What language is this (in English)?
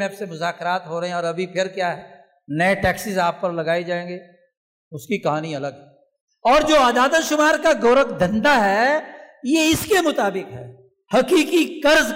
Urdu